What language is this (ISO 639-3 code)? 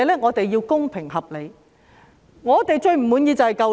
yue